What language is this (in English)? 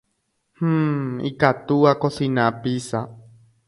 Guarani